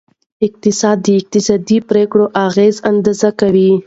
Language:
Pashto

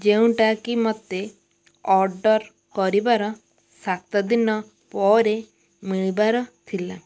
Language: Odia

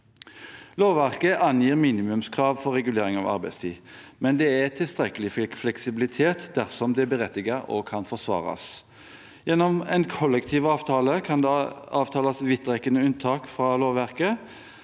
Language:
Norwegian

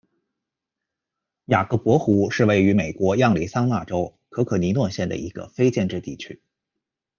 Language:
Chinese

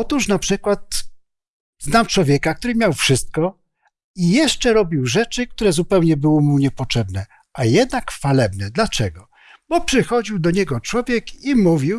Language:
Polish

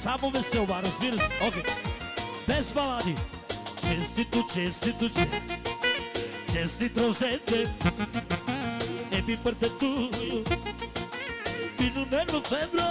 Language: Bulgarian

